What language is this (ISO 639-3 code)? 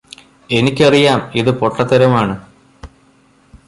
mal